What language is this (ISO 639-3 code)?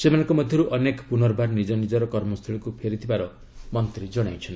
ori